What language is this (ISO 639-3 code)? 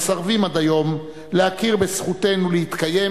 heb